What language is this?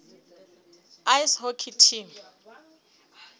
Southern Sotho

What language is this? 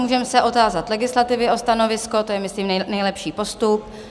Czech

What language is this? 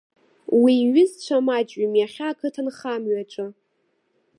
Abkhazian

